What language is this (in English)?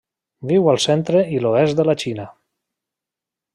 Catalan